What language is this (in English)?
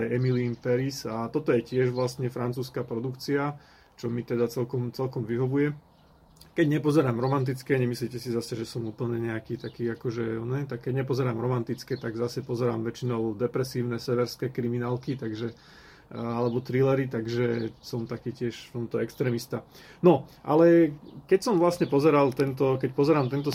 Slovak